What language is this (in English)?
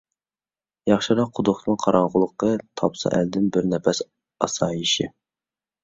Uyghur